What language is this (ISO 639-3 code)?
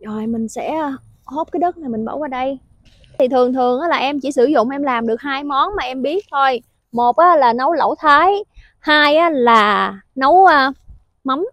vie